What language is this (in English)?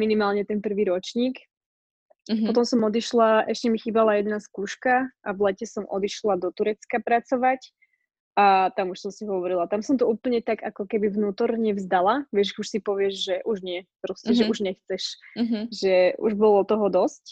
Slovak